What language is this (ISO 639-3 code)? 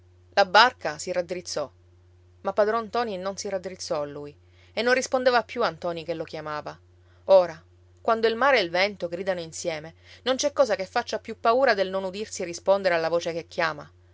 ita